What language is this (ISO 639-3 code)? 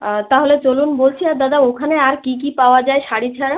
ben